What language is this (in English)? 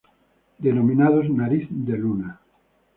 Spanish